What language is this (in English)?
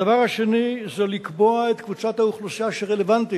Hebrew